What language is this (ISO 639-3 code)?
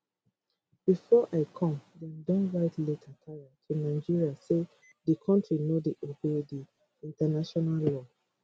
pcm